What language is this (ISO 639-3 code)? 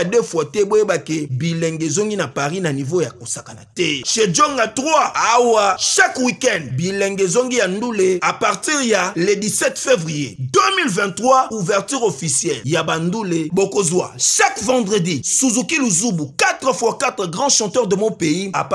fra